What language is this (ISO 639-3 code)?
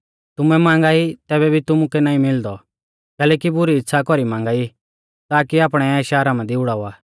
bfz